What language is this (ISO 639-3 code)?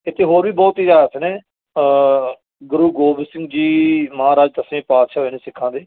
pan